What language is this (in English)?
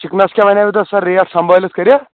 Kashmiri